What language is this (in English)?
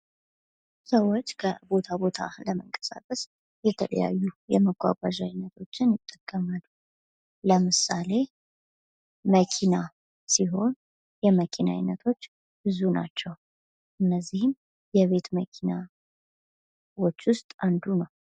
Amharic